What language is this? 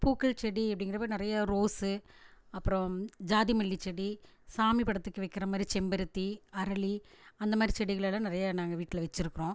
Tamil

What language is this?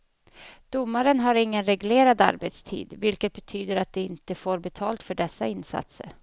Swedish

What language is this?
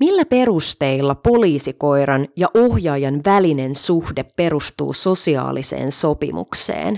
Finnish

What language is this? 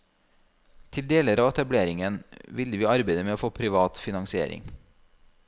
Norwegian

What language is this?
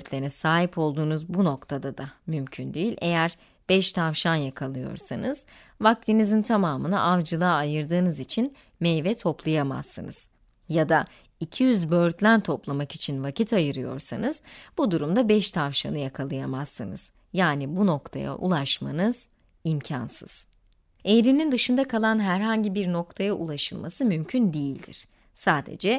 Turkish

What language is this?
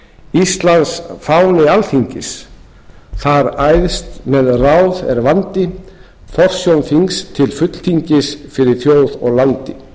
Icelandic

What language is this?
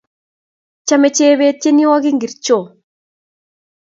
Kalenjin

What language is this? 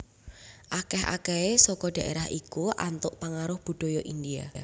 Javanese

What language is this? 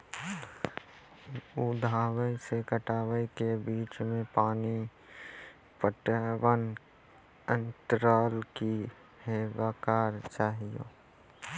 Maithili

